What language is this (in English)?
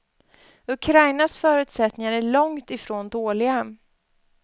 Swedish